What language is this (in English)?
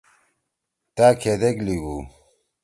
Torwali